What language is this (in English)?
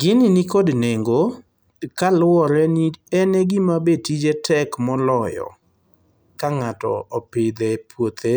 Luo (Kenya and Tanzania)